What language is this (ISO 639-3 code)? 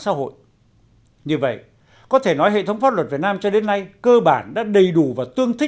vie